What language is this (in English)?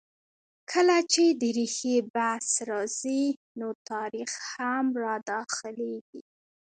Pashto